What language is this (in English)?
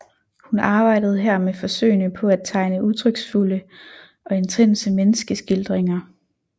Danish